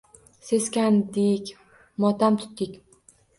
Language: Uzbek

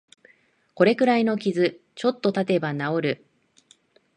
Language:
Japanese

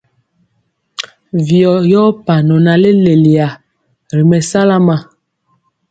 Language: Mpiemo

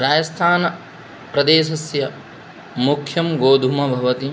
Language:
Sanskrit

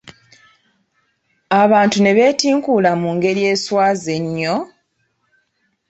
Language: Ganda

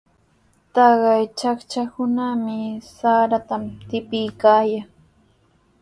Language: Sihuas Ancash Quechua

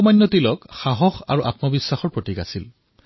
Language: Assamese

